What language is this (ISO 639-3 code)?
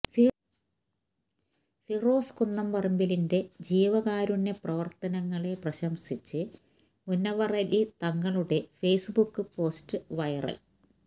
mal